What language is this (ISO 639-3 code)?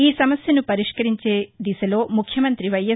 tel